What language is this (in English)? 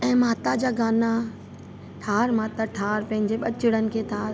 Sindhi